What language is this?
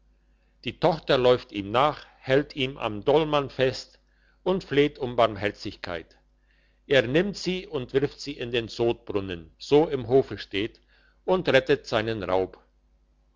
German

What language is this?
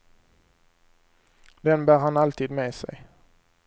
Swedish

